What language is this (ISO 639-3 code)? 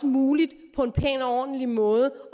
dan